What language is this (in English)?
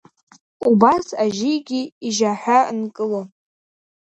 Abkhazian